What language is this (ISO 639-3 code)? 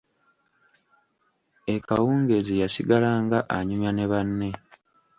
lug